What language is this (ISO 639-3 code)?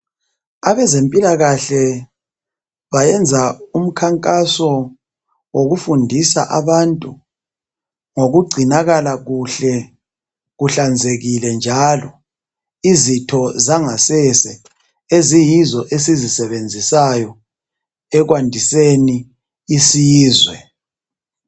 nde